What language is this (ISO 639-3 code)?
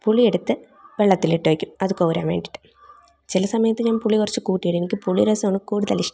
mal